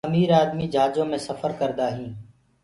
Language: Gurgula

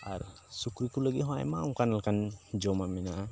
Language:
Santali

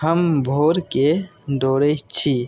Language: Maithili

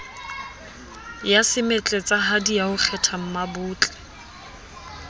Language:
Southern Sotho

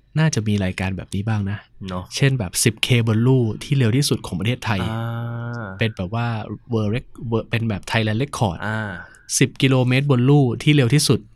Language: Thai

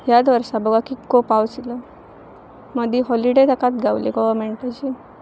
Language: Konkani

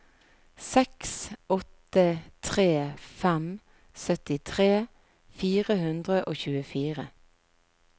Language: Norwegian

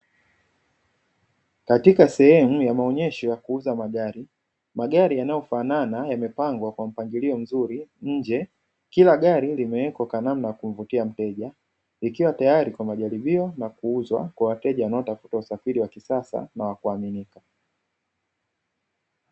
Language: Swahili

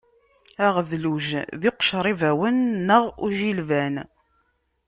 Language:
Kabyle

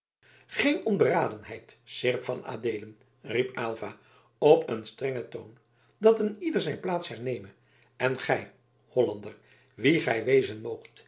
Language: Dutch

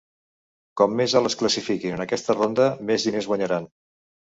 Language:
Catalan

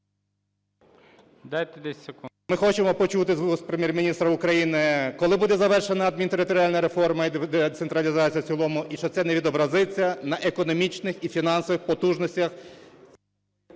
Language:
Ukrainian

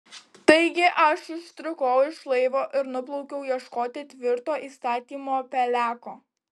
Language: Lithuanian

